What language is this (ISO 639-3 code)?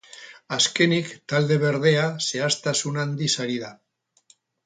eus